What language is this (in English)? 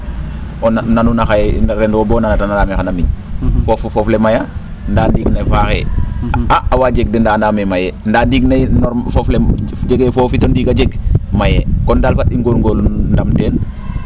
Serer